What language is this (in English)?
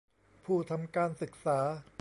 Thai